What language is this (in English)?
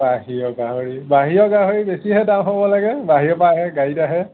Assamese